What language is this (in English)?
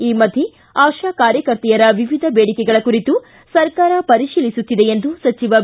Kannada